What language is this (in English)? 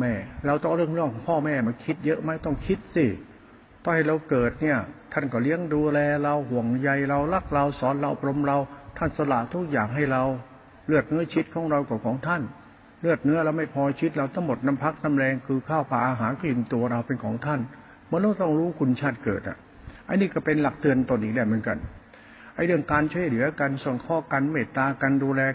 Thai